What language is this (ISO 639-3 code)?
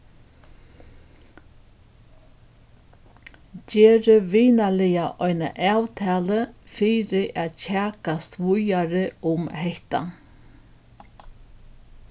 fao